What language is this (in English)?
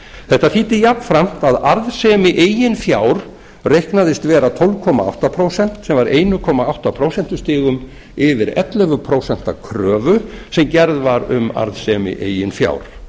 Icelandic